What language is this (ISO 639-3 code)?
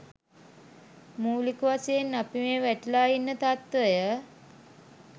sin